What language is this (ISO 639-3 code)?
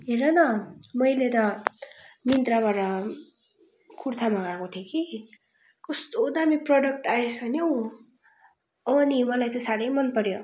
nep